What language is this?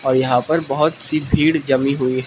Hindi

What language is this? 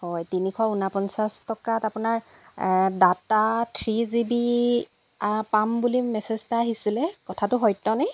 Assamese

